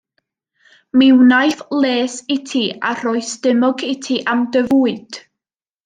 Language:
Welsh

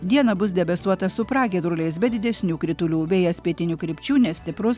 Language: Lithuanian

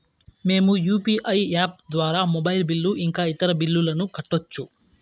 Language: Telugu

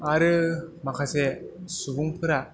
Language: Bodo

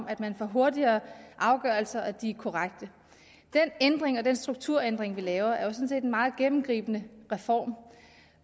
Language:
Danish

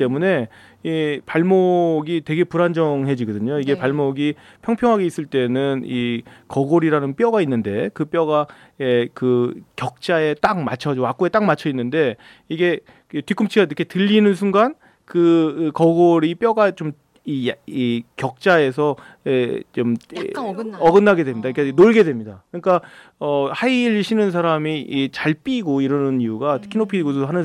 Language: Korean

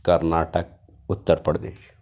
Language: Urdu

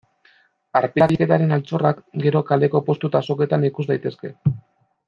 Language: Basque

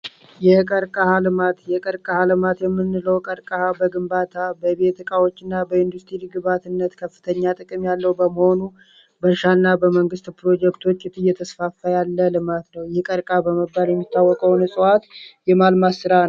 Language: Amharic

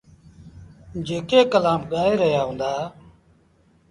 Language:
Sindhi Bhil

